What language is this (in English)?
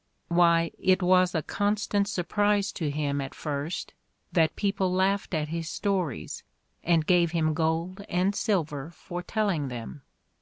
English